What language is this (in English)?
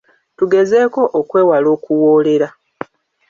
Ganda